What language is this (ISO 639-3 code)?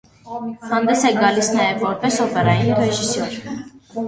hye